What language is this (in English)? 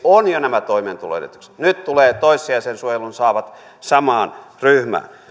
Finnish